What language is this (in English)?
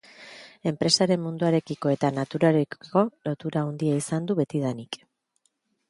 Basque